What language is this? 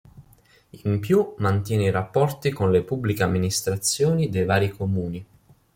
Italian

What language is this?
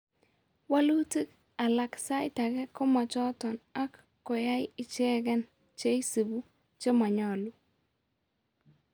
Kalenjin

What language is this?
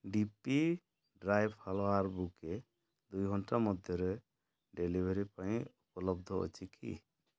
Odia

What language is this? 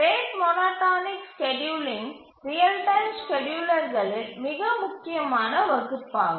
Tamil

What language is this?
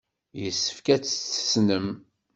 Kabyle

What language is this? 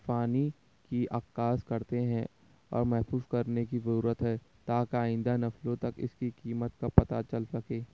Urdu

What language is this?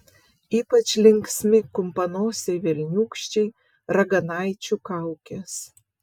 Lithuanian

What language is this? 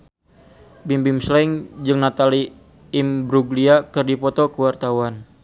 Sundanese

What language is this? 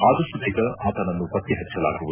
Kannada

